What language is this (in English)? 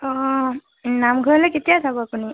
Assamese